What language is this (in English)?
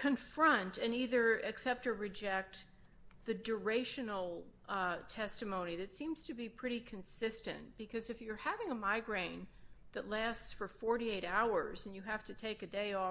English